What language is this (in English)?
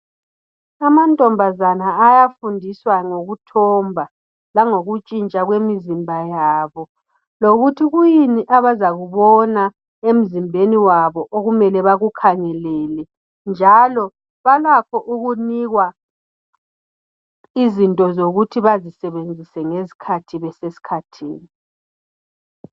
North Ndebele